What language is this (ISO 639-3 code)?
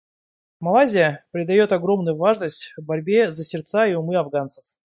rus